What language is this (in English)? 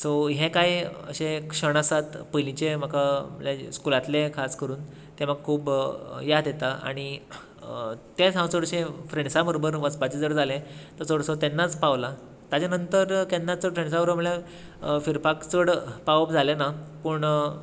Konkani